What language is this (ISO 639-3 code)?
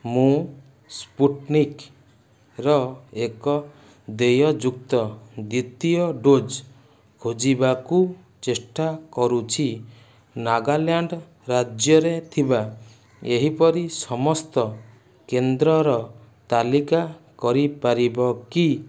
ori